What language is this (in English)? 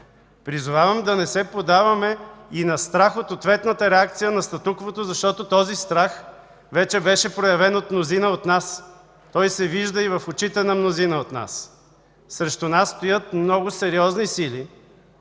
Bulgarian